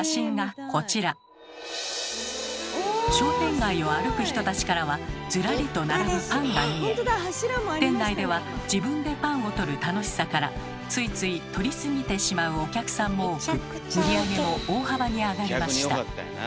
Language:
Japanese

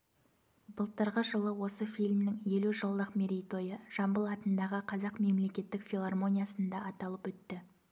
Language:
Kazakh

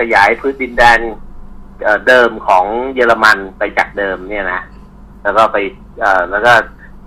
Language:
Thai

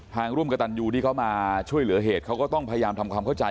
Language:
Thai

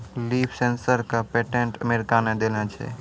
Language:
Maithili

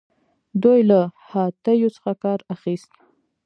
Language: Pashto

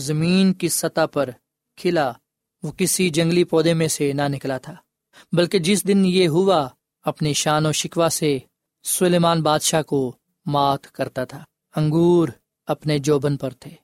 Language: Urdu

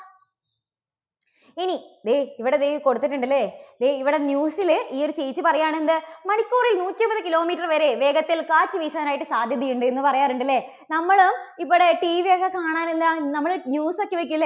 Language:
Malayalam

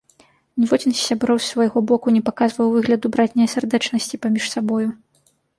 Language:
Belarusian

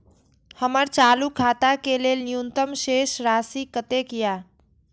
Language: Maithili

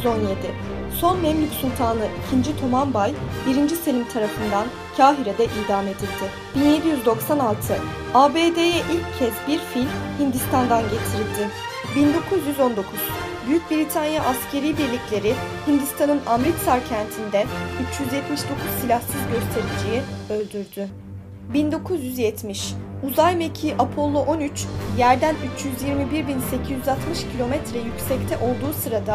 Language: Turkish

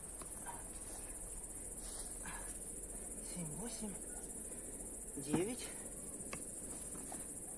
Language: Russian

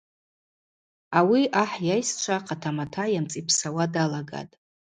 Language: Abaza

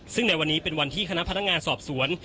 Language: Thai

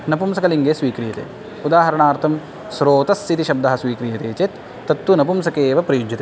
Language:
Sanskrit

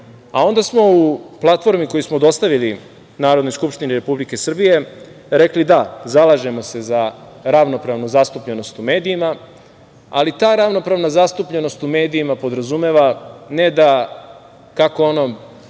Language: Serbian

